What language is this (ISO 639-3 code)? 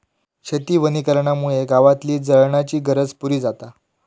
mar